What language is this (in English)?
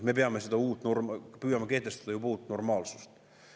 Estonian